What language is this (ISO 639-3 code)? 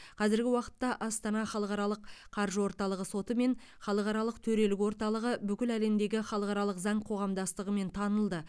kaz